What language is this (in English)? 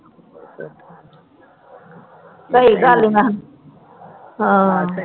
Punjabi